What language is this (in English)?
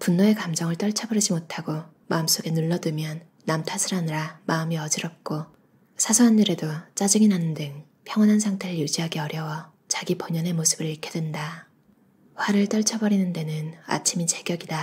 Korean